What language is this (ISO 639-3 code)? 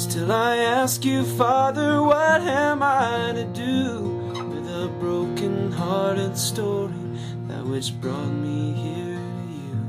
eng